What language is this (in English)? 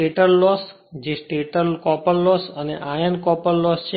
Gujarati